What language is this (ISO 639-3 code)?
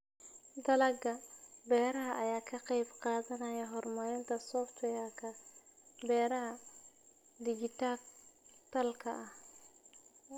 som